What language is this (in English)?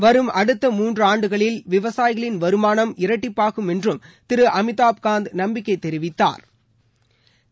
Tamil